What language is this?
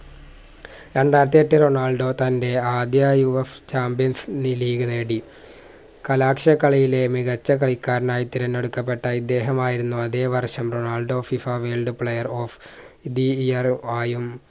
Malayalam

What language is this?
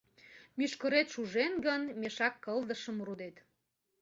Mari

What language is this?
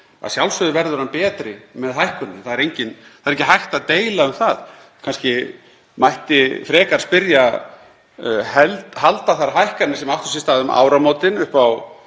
Icelandic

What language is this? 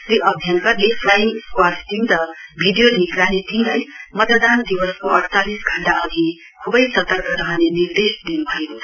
Nepali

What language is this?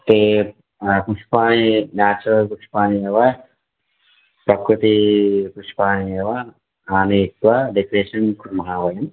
Sanskrit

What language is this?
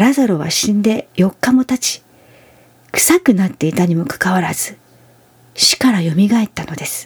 Japanese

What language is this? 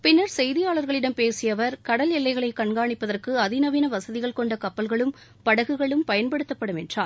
Tamil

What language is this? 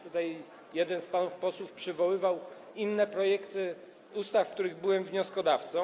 Polish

